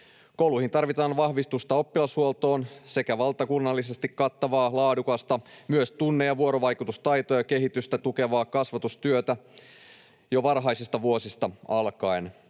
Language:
Finnish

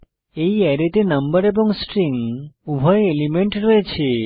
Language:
Bangla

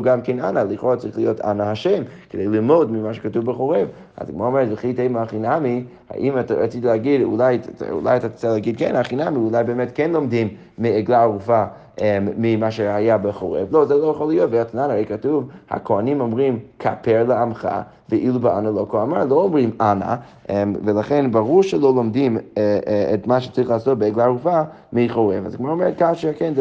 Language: Hebrew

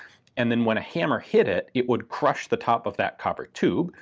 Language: English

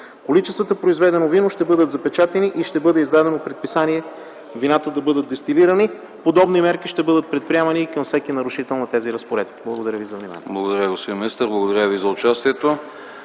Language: Bulgarian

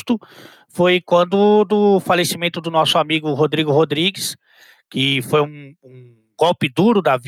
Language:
Portuguese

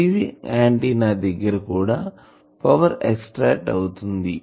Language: Telugu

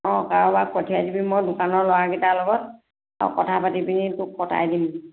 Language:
Assamese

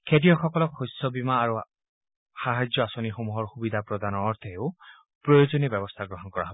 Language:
Assamese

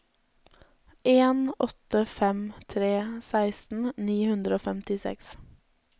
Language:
Norwegian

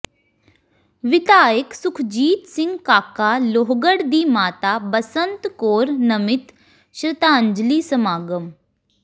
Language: Punjabi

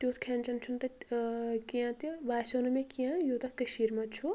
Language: Kashmiri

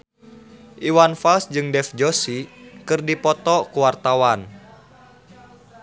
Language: Sundanese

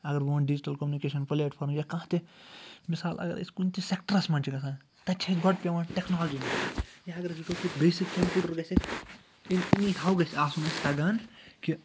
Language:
Kashmiri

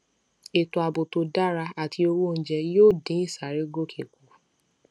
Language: Yoruba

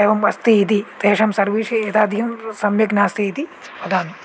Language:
Sanskrit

